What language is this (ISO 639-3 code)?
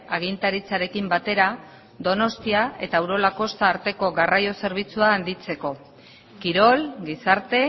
eus